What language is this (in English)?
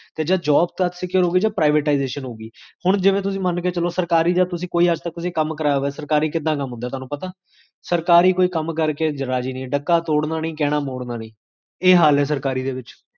Punjabi